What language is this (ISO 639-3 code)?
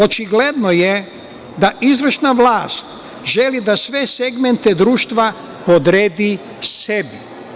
srp